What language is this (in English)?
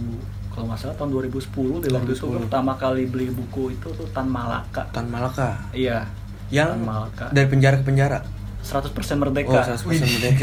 Indonesian